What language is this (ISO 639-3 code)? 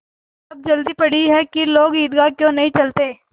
hin